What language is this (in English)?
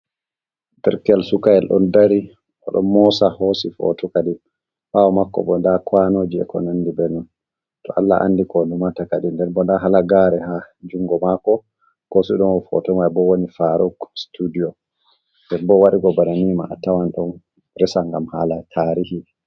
Fula